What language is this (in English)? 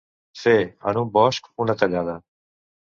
Catalan